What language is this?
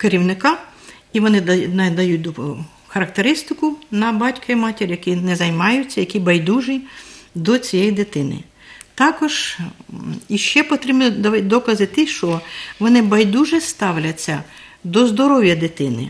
Ukrainian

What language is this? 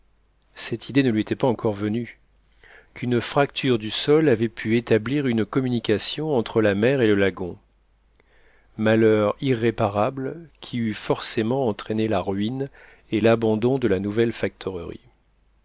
French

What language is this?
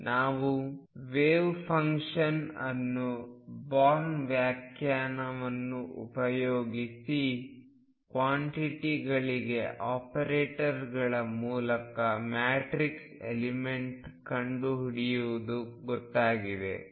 Kannada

